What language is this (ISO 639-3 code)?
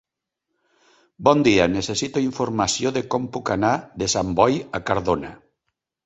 cat